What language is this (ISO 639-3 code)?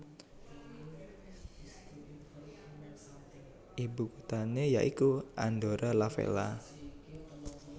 jav